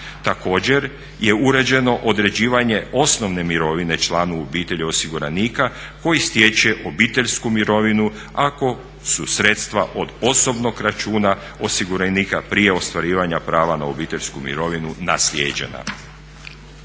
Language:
Croatian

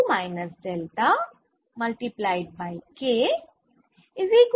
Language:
Bangla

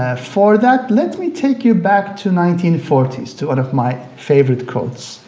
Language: English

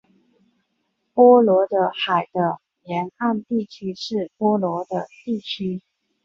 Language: Chinese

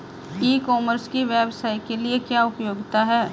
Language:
Hindi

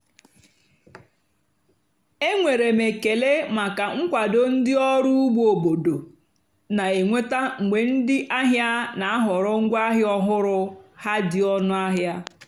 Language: Igbo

